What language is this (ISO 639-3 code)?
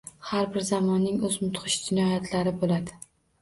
uzb